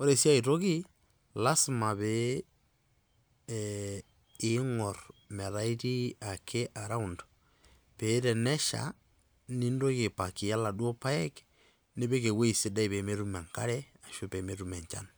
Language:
Masai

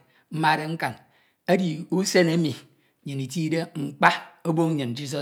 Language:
Ito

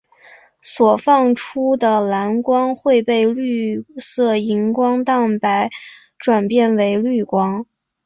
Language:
Chinese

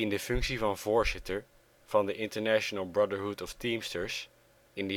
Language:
Dutch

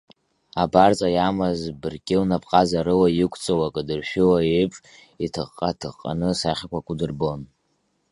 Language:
Abkhazian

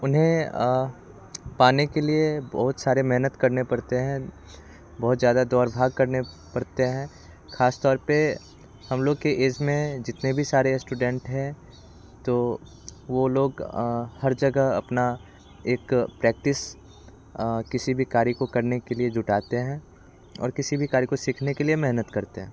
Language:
Hindi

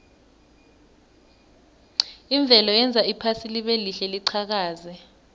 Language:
South Ndebele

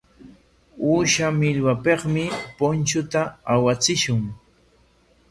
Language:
Corongo Ancash Quechua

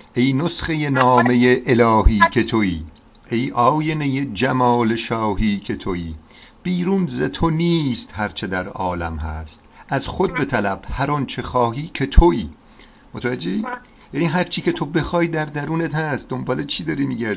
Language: Persian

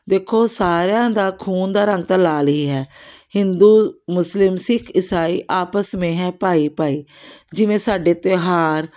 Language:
Punjabi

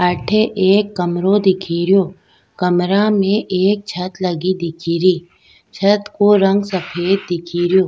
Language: Rajasthani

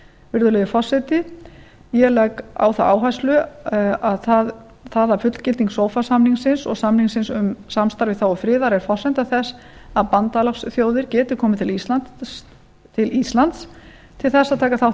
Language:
Icelandic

